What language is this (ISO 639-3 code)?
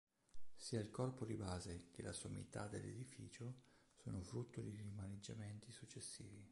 ita